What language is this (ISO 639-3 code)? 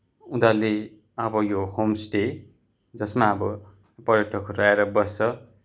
nep